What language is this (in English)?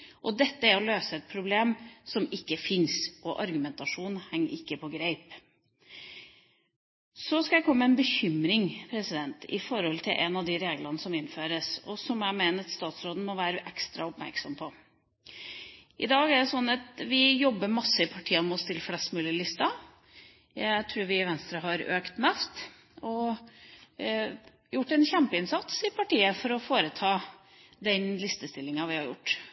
Norwegian Bokmål